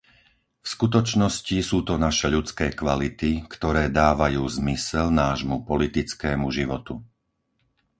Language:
Slovak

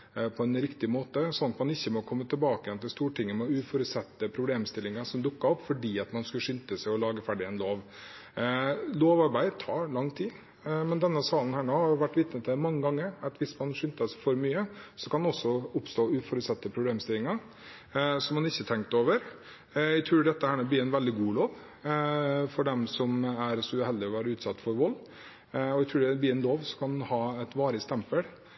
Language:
Norwegian Bokmål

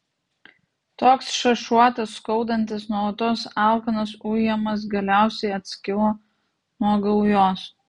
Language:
Lithuanian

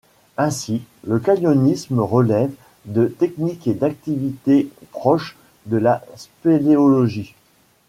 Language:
French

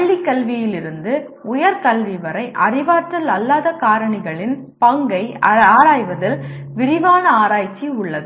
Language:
Tamil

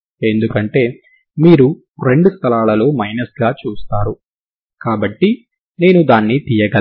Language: Telugu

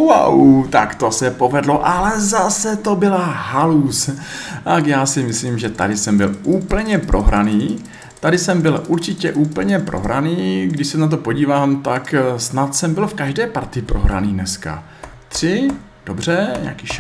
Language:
Czech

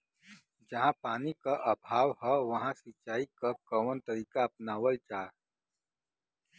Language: Bhojpuri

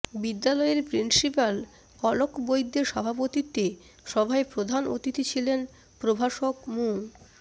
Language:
Bangla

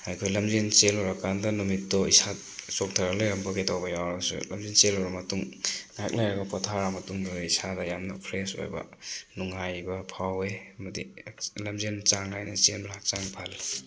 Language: Manipuri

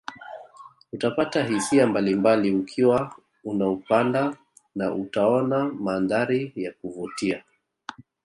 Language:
Swahili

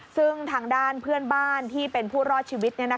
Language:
Thai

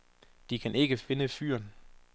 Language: Danish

